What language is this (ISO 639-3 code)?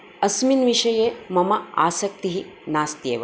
san